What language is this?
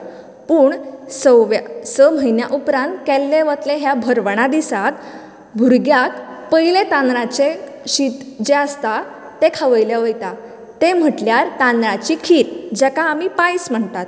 Konkani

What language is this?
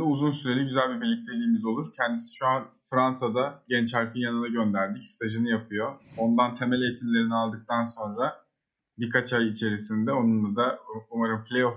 Turkish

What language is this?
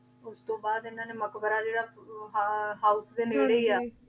Punjabi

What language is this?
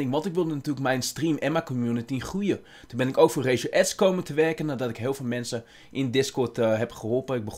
Dutch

